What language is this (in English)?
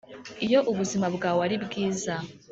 Kinyarwanda